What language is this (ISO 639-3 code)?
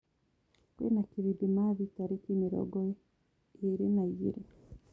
kik